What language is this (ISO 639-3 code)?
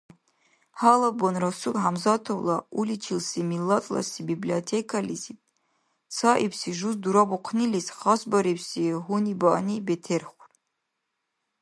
dar